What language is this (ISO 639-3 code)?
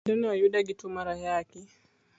luo